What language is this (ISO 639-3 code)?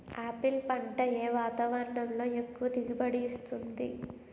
tel